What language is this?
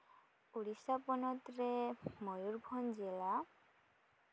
Santali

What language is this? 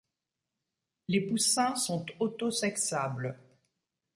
French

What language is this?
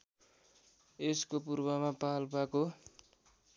Nepali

